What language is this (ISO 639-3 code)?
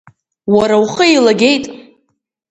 abk